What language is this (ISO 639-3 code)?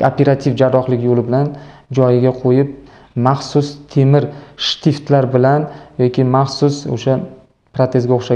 tur